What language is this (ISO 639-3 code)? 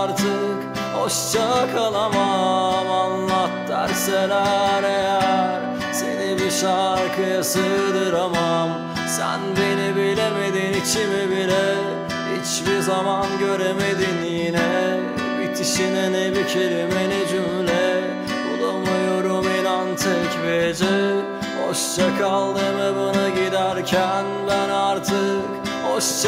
tur